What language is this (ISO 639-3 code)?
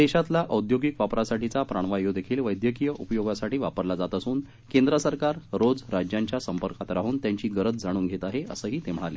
mar